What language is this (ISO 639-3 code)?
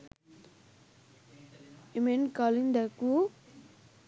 sin